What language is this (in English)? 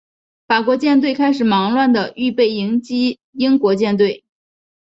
Chinese